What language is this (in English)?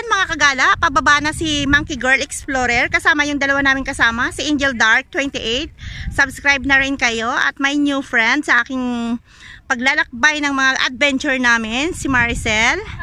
Filipino